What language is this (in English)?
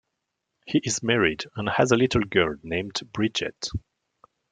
English